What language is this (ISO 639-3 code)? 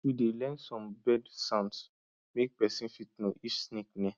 pcm